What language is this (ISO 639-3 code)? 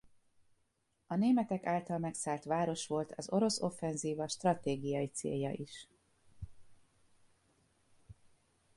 hun